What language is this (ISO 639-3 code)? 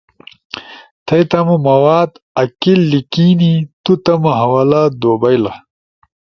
ush